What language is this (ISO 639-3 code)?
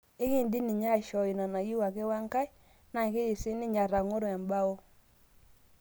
mas